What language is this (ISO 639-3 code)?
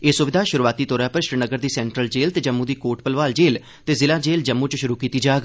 doi